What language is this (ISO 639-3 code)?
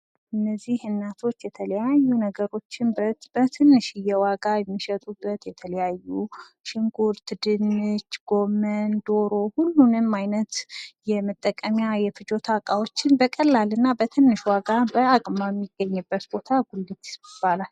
amh